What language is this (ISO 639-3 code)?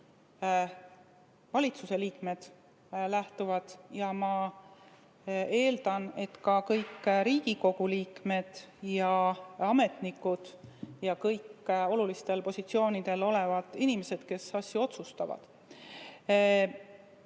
est